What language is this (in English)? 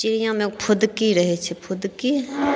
Maithili